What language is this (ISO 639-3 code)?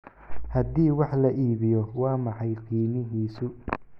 som